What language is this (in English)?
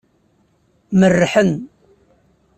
Kabyle